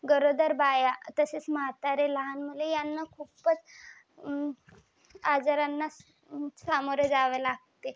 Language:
Marathi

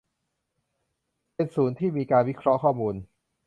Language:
Thai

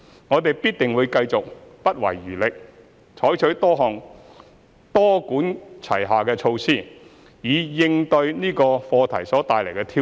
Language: Cantonese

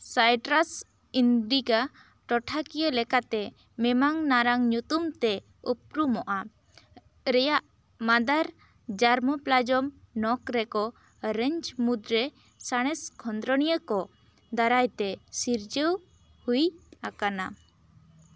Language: Santali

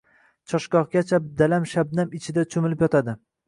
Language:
Uzbek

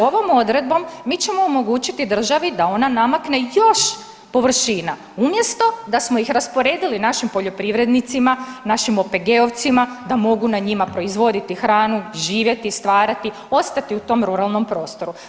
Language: Croatian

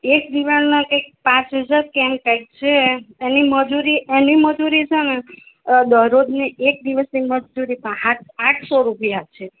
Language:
Gujarati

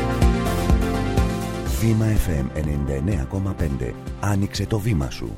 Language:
Greek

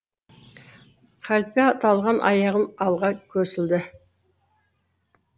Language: Kazakh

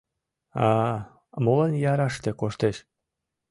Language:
Mari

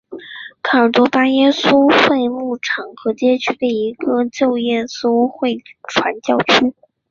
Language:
Chinese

